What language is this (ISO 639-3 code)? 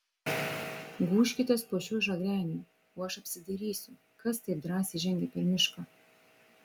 lit